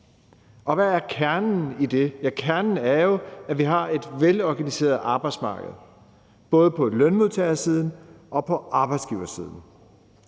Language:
Danish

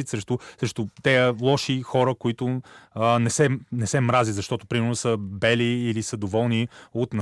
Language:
Bulgarian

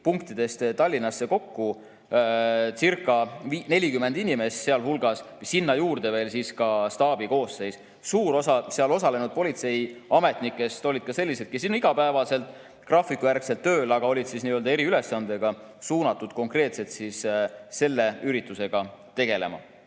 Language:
Estonian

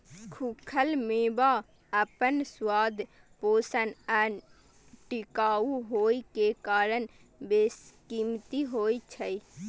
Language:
Maithili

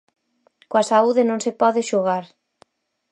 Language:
Galician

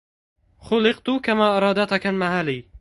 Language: Arabic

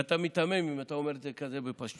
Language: Hebrew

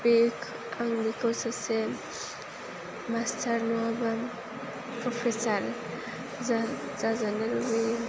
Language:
Bodo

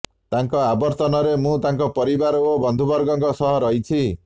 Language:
Odia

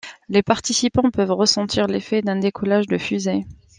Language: French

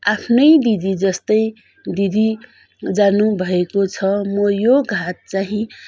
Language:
Nepali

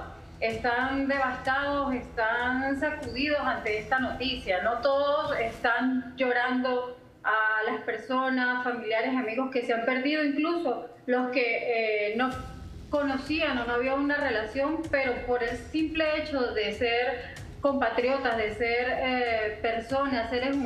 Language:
Spanish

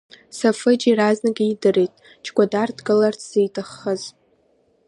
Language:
Abkhazian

